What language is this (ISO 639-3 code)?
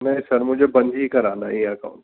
urd